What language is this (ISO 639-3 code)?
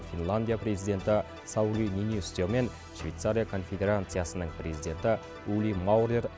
kaz